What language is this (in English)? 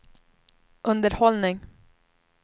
Swedish